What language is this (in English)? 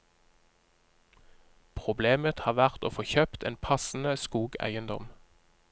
Norwegian